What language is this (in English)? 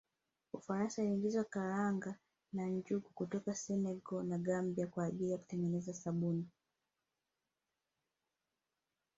Swahili